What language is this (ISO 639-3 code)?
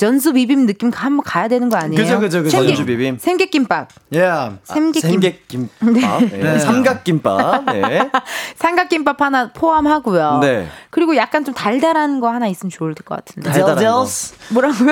kor